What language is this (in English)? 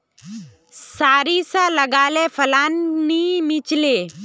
Magahi